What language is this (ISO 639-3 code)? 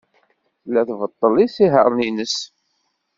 kab